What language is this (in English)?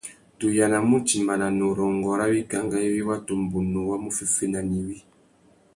Tuki